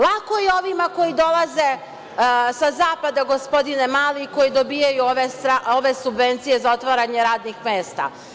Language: Serbian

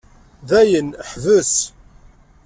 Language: Kabyle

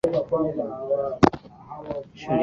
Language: Swahili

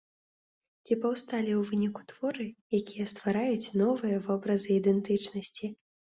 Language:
Belarusian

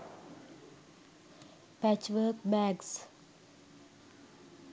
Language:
Sinhala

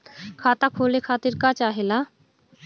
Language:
Bhojpuri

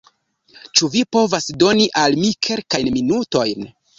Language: Esperanto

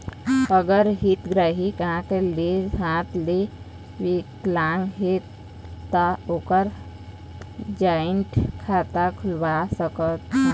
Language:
Chhattisgarhi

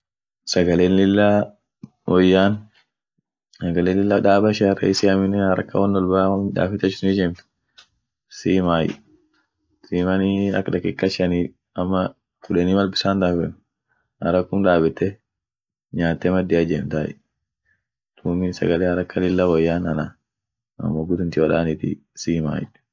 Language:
Orma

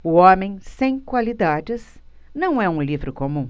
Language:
Portuguese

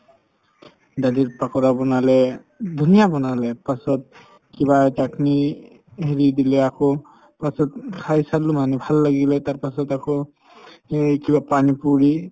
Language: Assamese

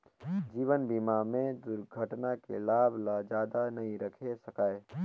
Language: Chhattisgarhi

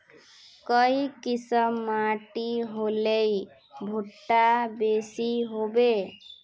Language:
Magahi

